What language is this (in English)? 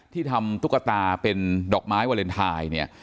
Thai